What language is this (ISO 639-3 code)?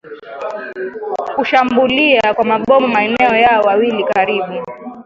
swa